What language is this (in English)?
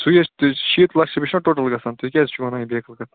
Kashmiri